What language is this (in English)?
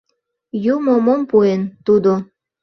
Mari